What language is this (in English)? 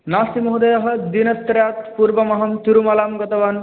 Sanskrit